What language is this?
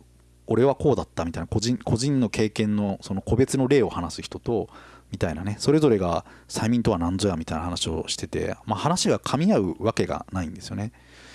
Japanese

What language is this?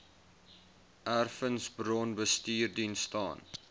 Afrikaans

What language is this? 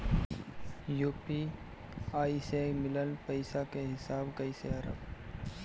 Bhojpuri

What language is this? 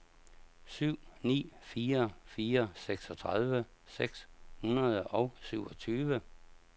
Danish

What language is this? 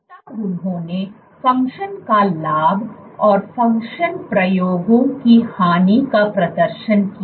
Hindi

